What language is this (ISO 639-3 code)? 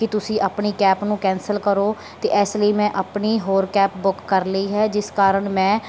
pan